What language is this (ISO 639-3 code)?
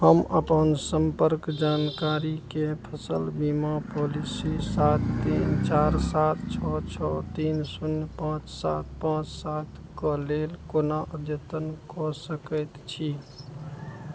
mai